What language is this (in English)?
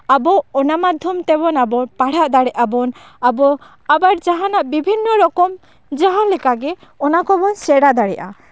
Santali